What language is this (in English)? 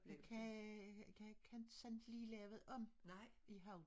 Danish